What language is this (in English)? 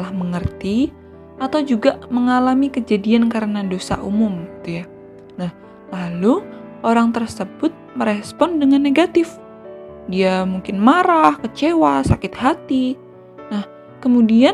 Indonesian